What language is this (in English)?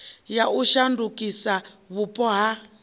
Venda